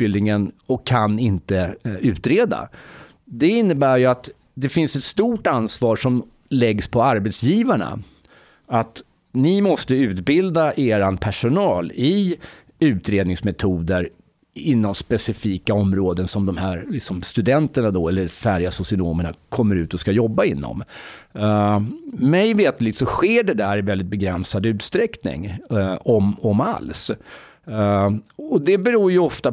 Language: Swedish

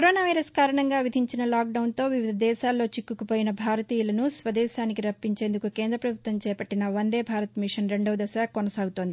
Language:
Telugu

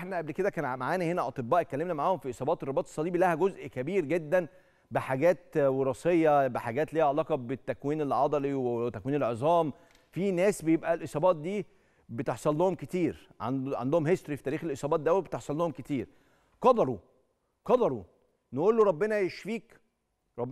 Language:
Arabic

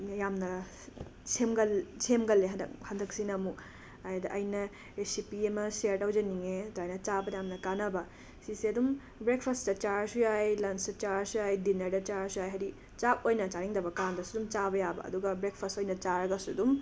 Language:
Manipuri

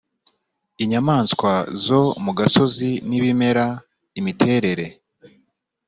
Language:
Kinyarwanda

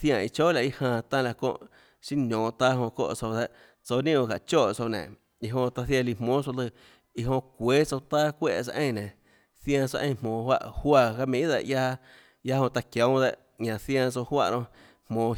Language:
Tlacoatzintepec Chinantec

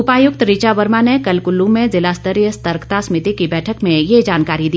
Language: Hindi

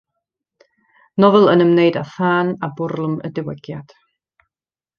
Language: Welsh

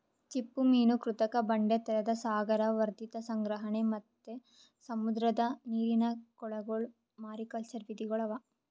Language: Kannada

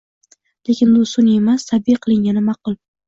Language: Uzbek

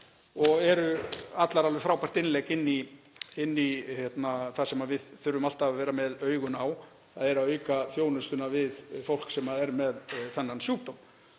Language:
Icelandic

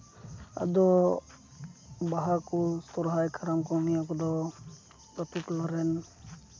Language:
Santali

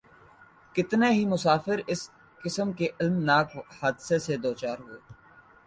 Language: Urdu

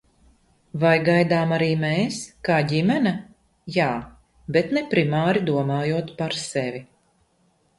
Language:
Latvian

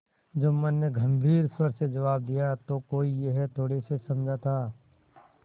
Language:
Hindi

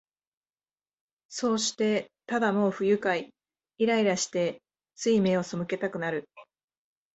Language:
Japanese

